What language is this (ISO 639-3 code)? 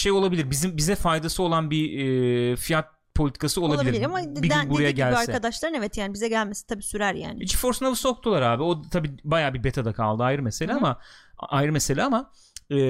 tur